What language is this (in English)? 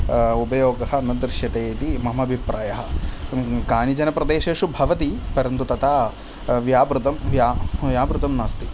Sanskrit